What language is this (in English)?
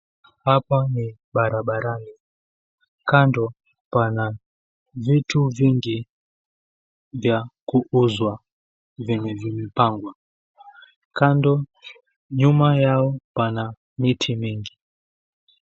Swahili